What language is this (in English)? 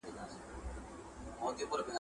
Pashto